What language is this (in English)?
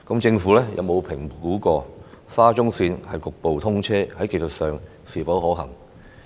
Cantonese